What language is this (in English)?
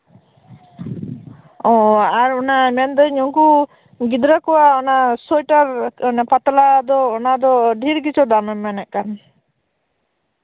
Santali